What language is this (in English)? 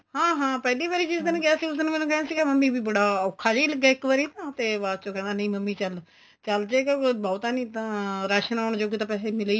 Punjabi